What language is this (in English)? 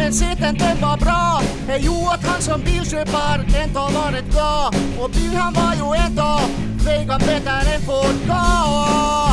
Swedish